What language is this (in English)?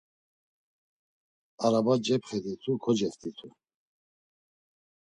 Laz